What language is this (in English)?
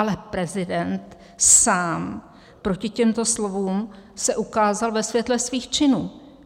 Czech